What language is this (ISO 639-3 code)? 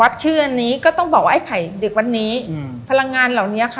tha